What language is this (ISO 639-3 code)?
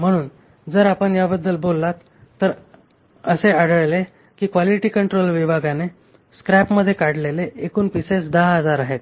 mar